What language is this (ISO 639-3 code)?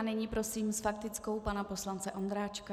ces